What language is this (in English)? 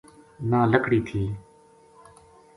Gujari